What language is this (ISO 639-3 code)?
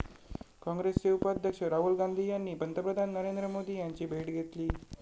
mar